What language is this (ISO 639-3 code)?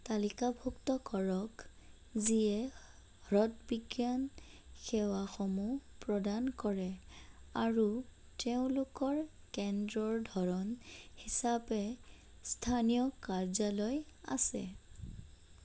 asm